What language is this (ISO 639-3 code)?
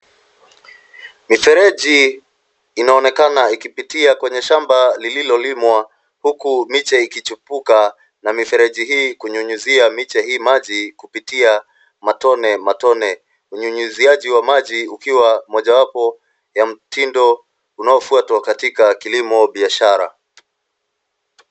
swa